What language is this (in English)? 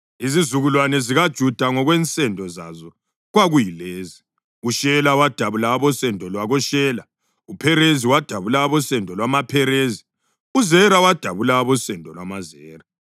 North Ndebele